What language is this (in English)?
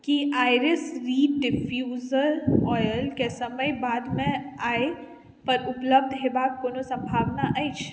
Maithili